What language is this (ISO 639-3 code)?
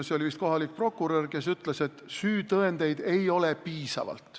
est